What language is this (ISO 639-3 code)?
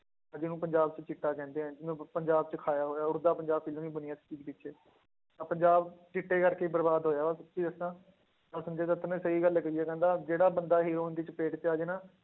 pan